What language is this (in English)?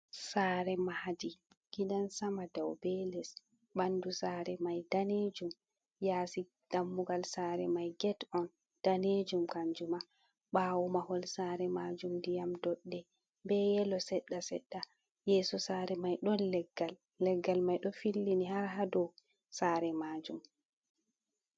Fula